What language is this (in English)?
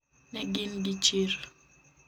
Luo (Kenya and Tanzania)